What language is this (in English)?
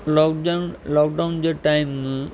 Sindhi